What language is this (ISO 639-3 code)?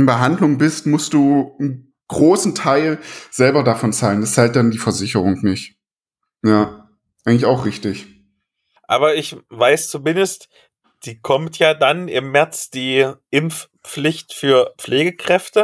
deu